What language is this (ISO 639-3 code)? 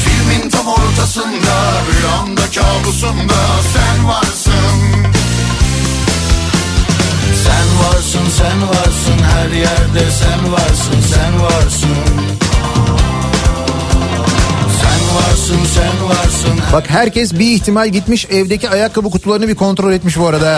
tur